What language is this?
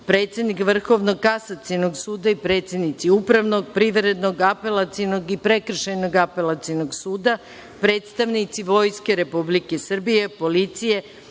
Serbian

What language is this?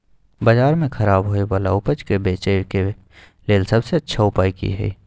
Maithili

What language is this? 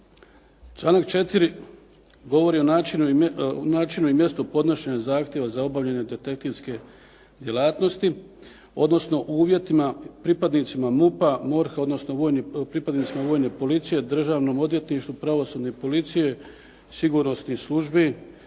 Croatian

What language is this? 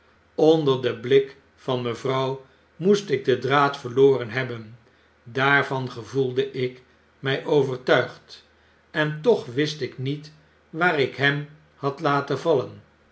Dutch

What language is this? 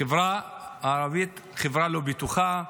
Hebrew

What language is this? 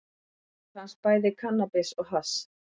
Icelandic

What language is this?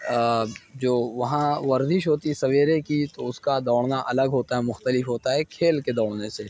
Urdu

